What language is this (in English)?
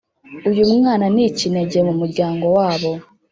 Kinyarwanda